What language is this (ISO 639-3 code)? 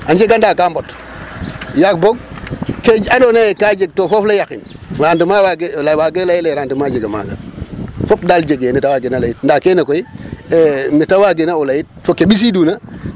srr